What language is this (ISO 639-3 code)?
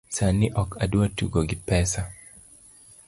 luo